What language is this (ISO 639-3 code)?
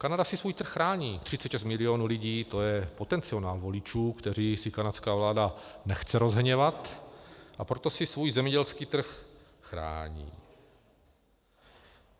ces